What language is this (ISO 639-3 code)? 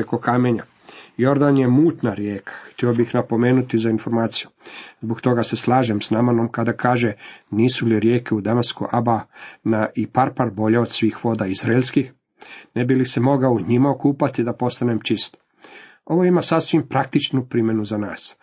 hrv